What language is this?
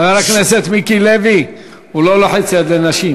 Hebrew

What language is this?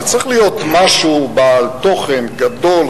Hebrew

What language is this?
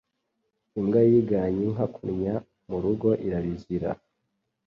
Kinyarwanda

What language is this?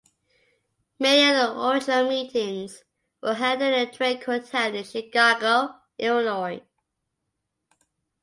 English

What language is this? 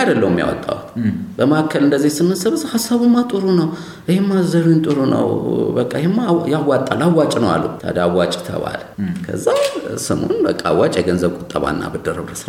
Amharic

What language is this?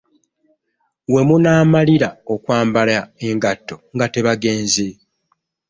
Ganda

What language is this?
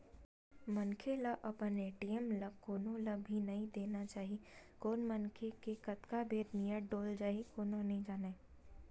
Chhattisgarhi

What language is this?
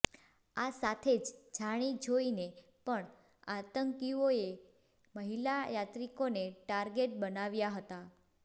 Gujarati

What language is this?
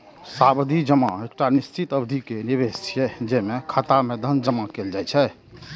Maithili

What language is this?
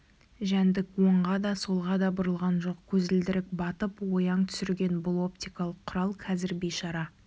Kazakh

